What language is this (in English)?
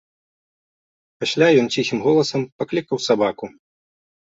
Belarusian